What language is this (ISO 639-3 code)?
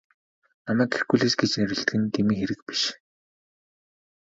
mon